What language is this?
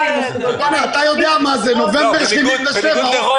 Hebrew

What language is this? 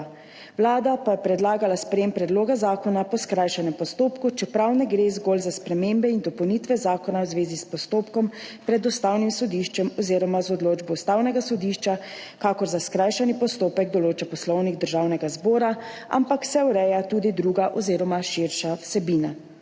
Slovenian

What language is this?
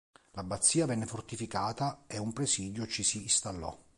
Italian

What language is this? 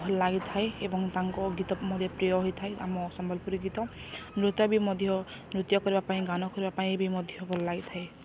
Odia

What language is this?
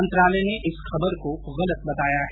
Hindi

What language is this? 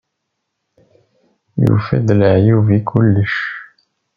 Kabyle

